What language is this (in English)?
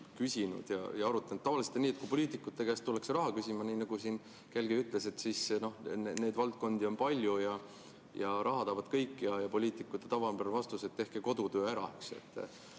Estonian